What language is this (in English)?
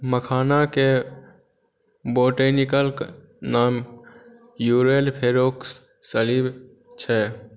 Maithili